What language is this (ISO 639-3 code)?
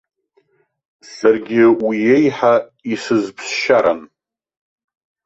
abk